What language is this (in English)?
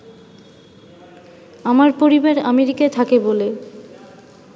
Bangla